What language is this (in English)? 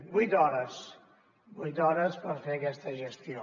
Catalan